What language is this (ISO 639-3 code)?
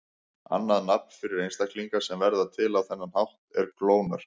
isl